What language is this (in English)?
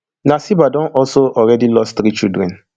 Nigerian Pidgin